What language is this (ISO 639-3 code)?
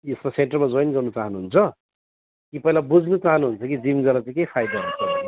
nep